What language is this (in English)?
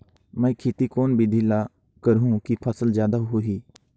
Chhattisgarhi